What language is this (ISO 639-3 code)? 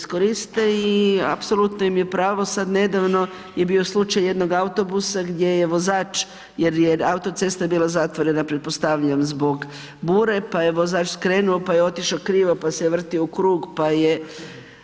hrv